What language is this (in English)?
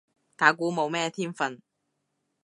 Cantonese